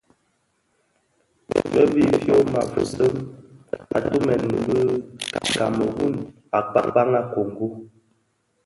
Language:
Bafia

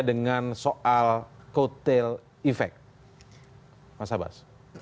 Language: Indonesian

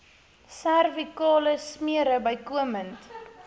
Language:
Afrikaans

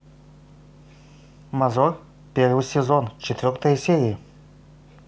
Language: Russian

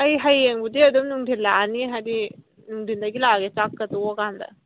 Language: Manipuri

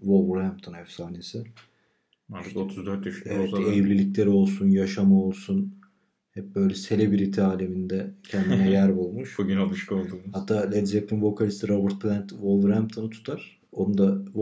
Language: Turkish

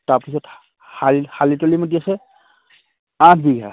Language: Assamese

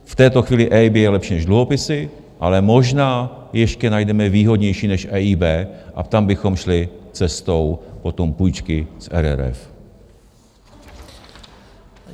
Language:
Czech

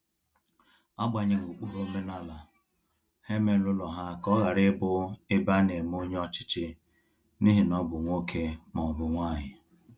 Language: Igbo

